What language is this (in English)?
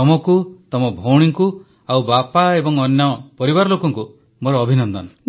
Odia